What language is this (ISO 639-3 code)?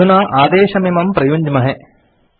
san